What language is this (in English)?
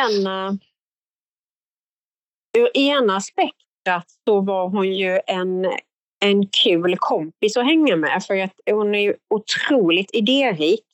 Swedish